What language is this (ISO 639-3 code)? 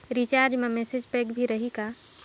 hne